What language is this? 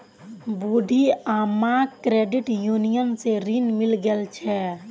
Magahi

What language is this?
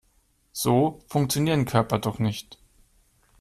German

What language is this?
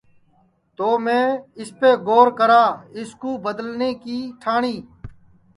Sansi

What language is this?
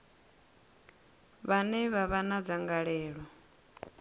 Venda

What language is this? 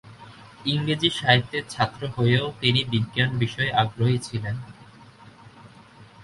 Bangla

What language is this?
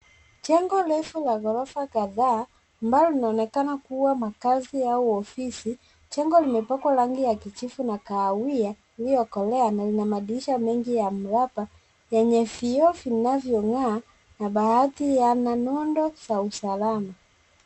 Swahili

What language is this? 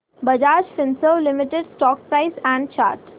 Marathi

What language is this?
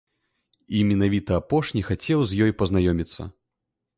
Belarusian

